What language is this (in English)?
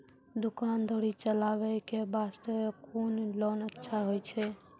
Maithili